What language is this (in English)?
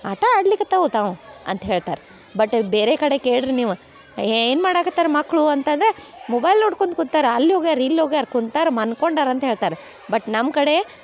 Kannada